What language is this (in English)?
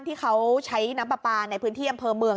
Thai